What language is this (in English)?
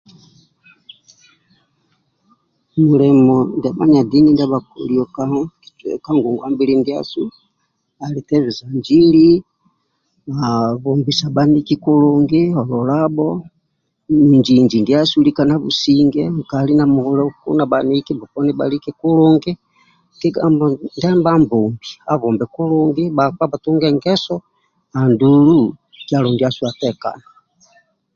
Amba (Uganda)